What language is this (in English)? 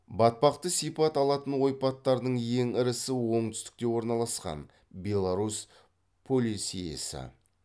Kazakh